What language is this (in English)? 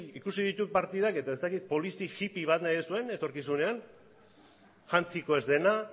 Basque